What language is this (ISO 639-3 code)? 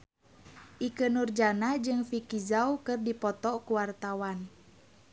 sun